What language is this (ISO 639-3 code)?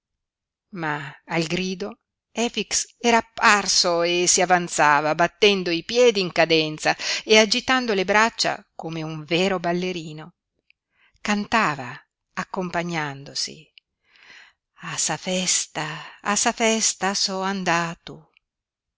ita